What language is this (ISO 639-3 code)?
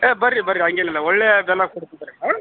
kan